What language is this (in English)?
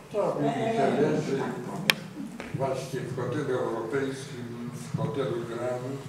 Polish